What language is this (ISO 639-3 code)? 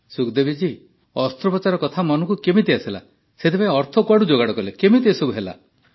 ori